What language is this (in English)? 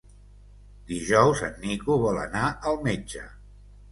Catalan